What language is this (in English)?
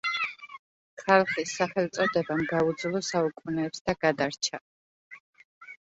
Georgian